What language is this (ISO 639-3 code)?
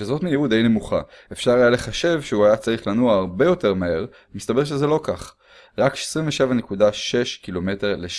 heb